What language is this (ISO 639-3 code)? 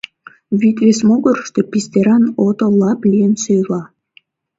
chm